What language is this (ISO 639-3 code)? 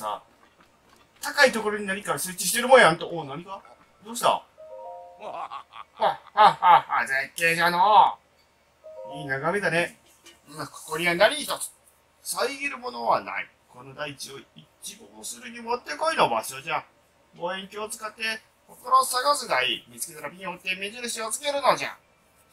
jpn